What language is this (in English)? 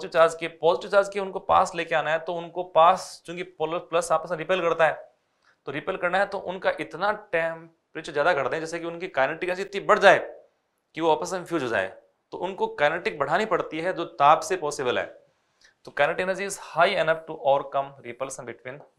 Hindi